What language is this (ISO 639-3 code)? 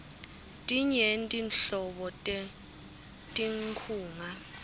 ssw